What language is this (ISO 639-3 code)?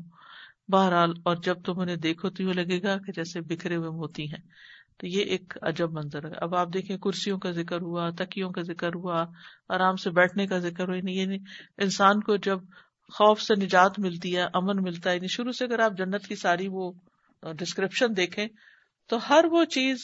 urd